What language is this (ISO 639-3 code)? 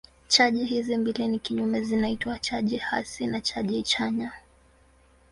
swa